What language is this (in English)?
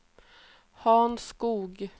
Swedish